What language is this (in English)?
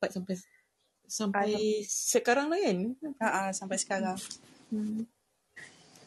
Malay